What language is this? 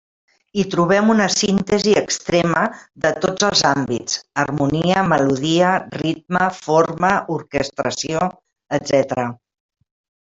Catalan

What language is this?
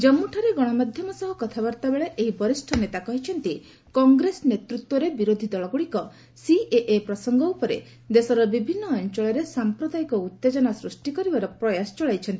Odia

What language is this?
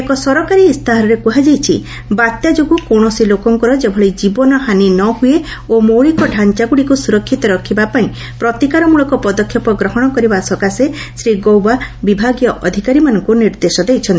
Odia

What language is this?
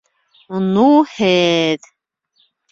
Bashkir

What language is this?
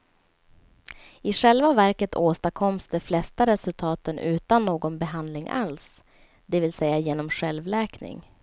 Swedish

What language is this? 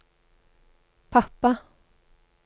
Norwegian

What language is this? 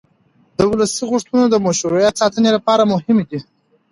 Pashto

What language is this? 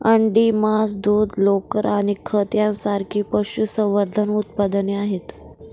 Marathi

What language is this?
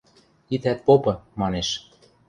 Western Mari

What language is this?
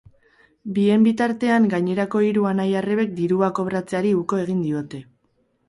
Basque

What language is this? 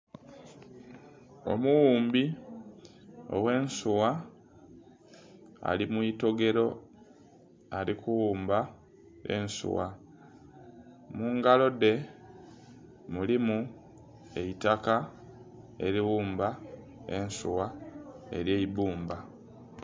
Soga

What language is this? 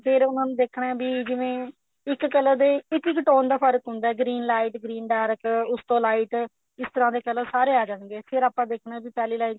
Punjabi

